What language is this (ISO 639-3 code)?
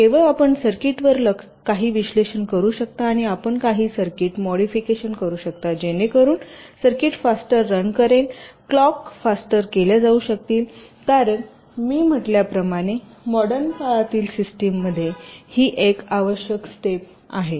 mar